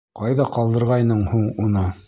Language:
Bashkir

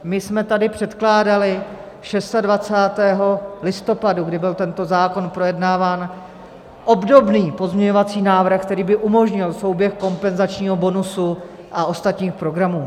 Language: Czech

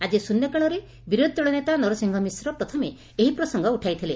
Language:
Odia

